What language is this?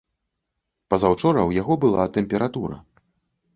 Belarusian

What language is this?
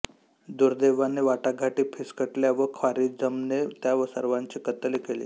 Marathi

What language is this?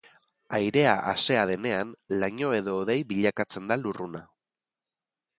Basque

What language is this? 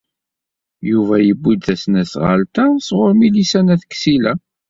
Kabyle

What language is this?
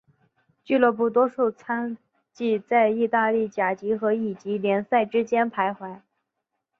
Chinese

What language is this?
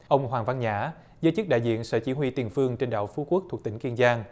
Vietnamese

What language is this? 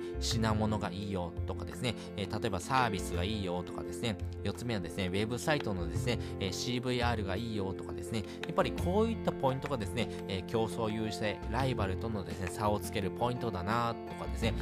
Japanese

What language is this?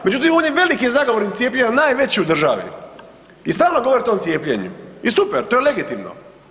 Croatian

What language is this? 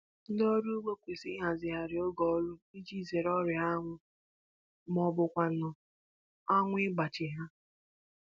Igbo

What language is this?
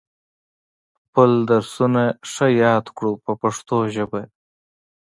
Pashto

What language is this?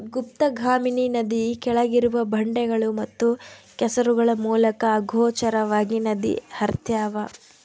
Kannada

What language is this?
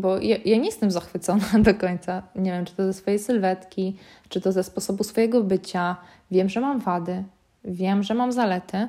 Polish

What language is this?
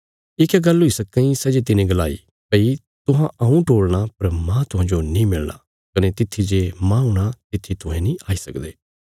Bilaspuri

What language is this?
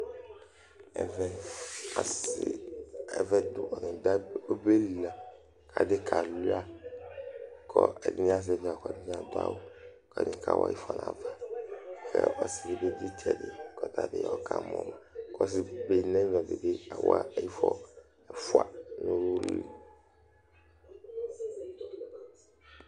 Ikposo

